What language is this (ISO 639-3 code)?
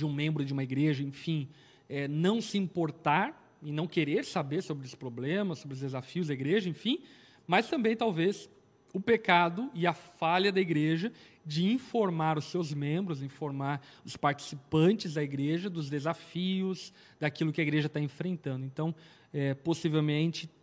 por